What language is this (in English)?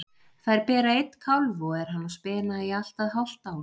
Icelandic